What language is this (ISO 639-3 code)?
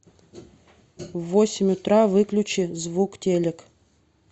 rus